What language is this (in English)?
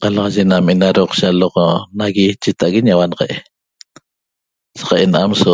Toba